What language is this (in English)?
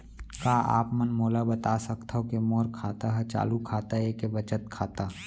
Chhattisgarhi